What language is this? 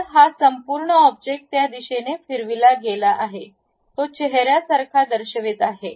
Marathi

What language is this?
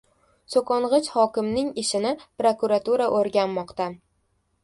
Uzbek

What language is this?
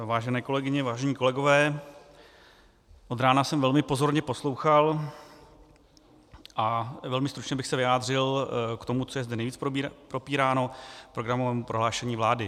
Czech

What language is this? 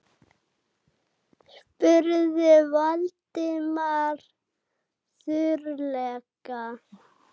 Icelandic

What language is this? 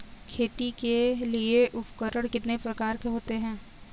Hindi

